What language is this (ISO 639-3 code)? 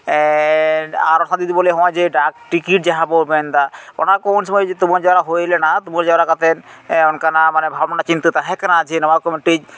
sat